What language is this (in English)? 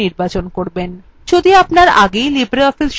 Bangla